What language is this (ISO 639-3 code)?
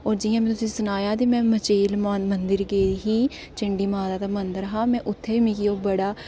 doi